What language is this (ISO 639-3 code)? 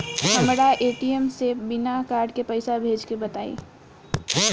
bho